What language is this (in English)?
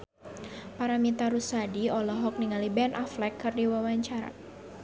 Sundanese